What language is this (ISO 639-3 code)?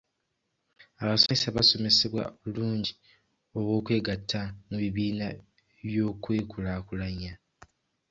lug